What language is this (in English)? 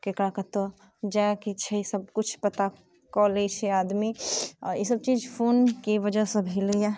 Maithili